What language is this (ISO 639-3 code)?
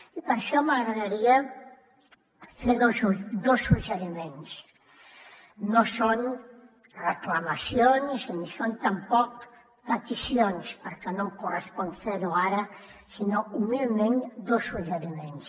cat